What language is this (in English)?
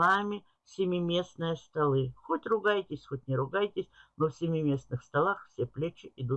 Russian